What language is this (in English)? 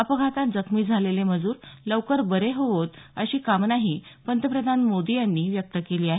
Marathi